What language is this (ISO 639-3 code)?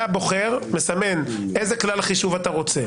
heb